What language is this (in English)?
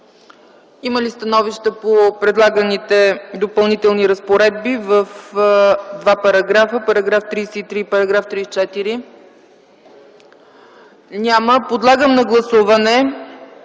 Bulgarian